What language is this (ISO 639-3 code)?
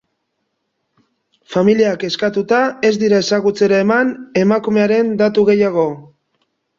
eus